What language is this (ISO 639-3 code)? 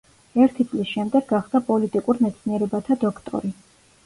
kat